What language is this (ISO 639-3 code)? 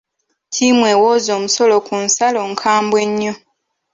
lug